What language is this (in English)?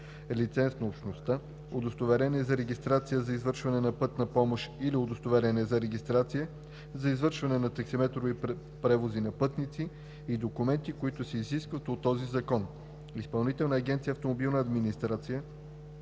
Bulgarian